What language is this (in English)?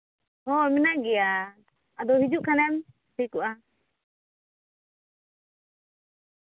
Santali